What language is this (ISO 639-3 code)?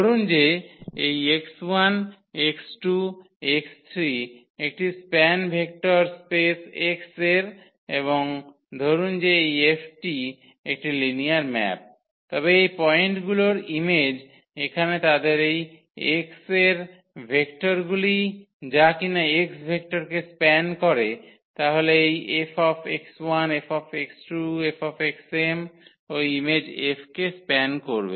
ben